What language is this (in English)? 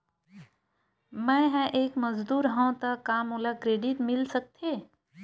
Chhattisgarhi